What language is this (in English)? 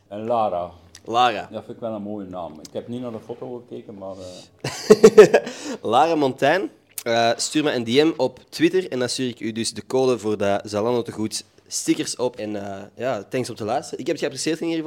Dutch